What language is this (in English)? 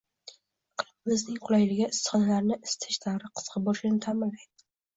Uzbek